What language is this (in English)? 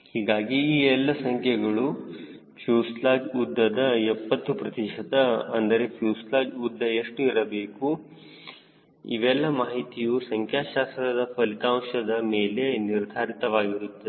Kannada